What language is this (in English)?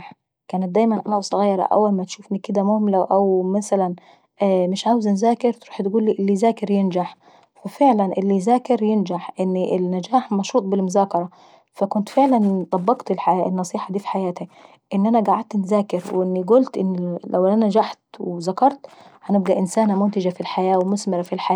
Saidi Arabic